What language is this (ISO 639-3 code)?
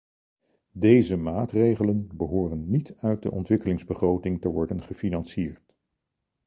nld